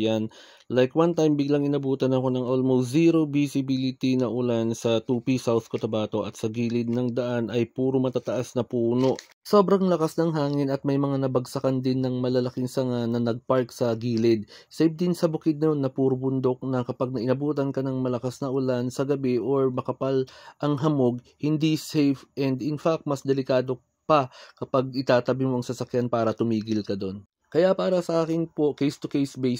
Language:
Filipino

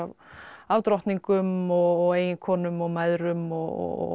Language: Icelandic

